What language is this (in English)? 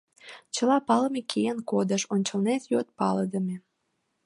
Mari